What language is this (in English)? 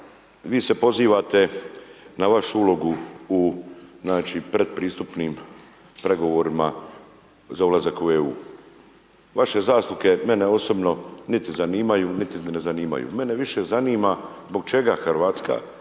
Croatian